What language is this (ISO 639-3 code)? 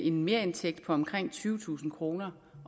dan